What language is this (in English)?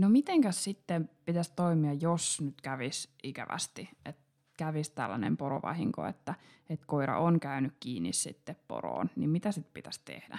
Finnish